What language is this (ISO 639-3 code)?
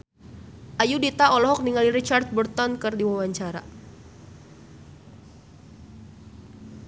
sun